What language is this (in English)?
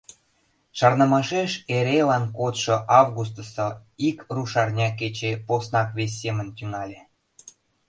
Mari